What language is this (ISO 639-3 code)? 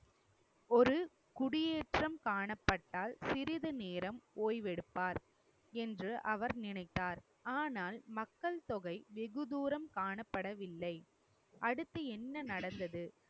tam